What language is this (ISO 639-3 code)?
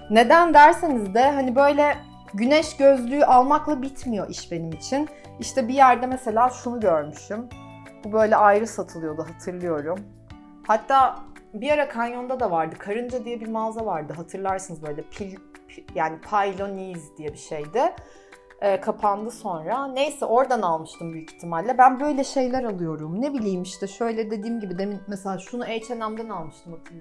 tur